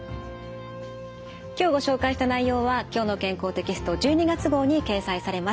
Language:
Japanese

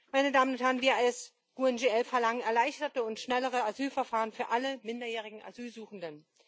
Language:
German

